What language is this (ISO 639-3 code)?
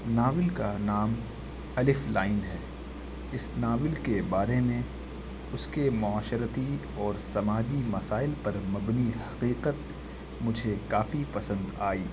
urd